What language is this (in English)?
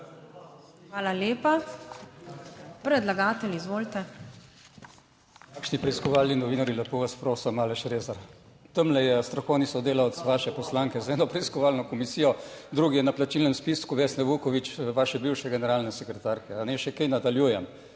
Slovenian